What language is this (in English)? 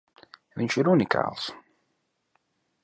Latvian